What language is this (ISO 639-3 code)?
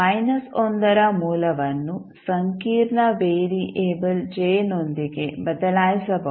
kan